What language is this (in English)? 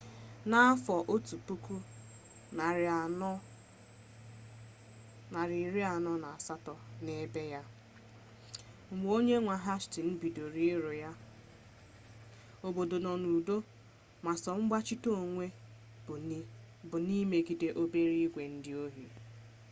Igbo